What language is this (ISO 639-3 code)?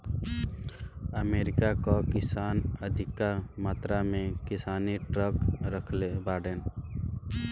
bho